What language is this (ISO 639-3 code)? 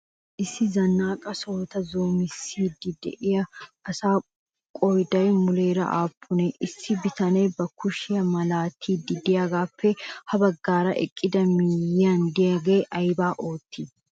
wal